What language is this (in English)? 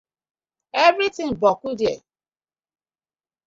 Nigerian Pidgin